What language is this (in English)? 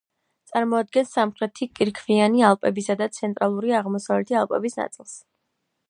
Georgian